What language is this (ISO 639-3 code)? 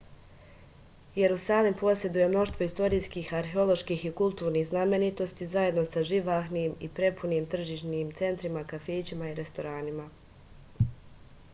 srp